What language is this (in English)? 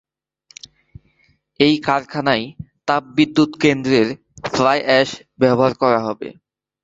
Bangla